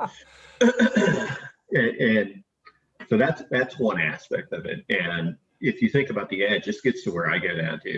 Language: English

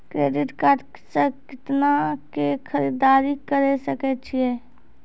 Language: Maithili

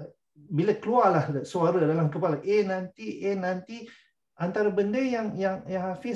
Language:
Malay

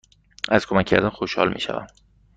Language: Persian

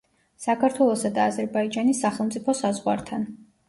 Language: Georgian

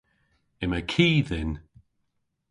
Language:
Cornish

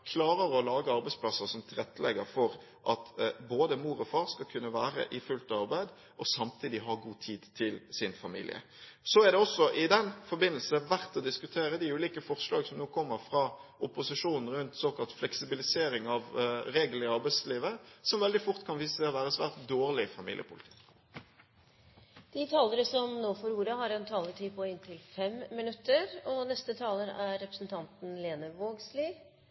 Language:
Norwegian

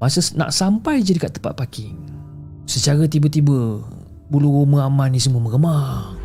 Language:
Malay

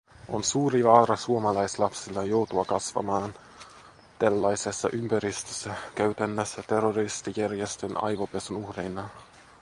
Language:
Finnish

